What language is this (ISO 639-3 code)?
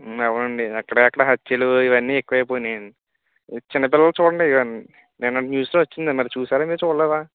tel